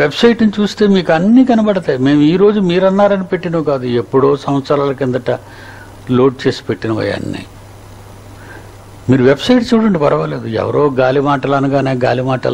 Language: Hindi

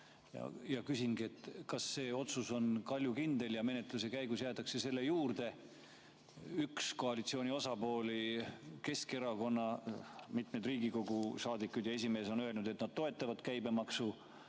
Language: Estonian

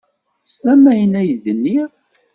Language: Kabyle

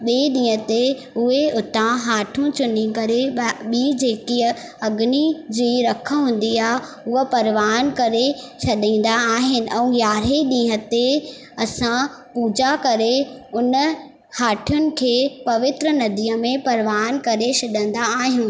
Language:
Sindhi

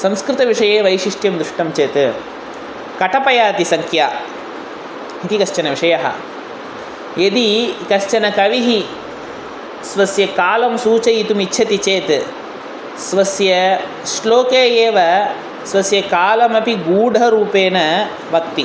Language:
Sanskrit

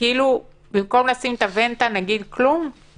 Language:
Hebrew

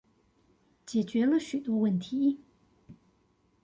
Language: Chinese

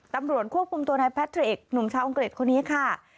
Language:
Thai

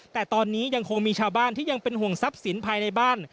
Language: Thai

